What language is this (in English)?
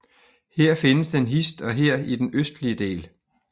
Danish